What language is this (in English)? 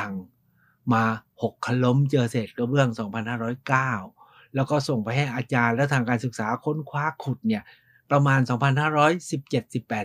Thai